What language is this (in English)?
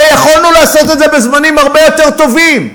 Hebrew